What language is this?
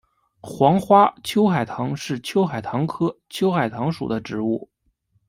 Chinese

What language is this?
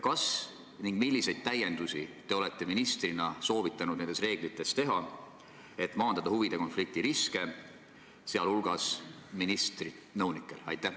Estonian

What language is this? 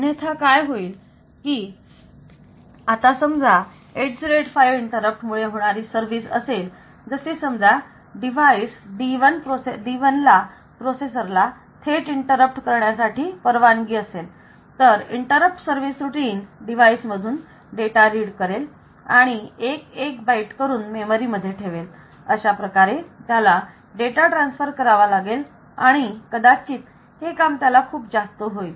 Marathi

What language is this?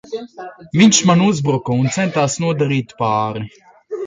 Latvian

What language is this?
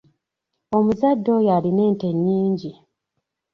Ganda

